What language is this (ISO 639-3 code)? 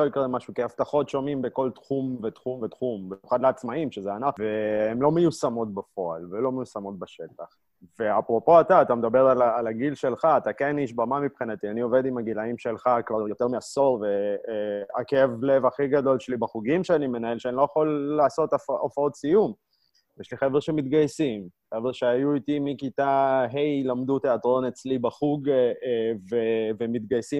heb